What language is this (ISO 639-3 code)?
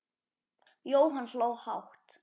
isl